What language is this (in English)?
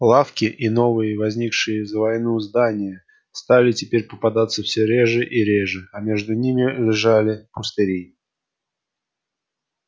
Russian